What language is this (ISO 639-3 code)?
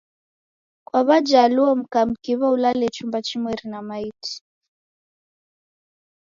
dav